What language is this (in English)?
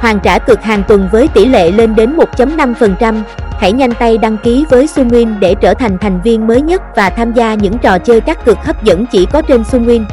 Vietnamese